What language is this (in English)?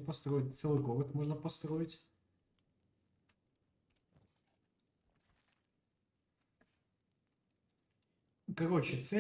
Russian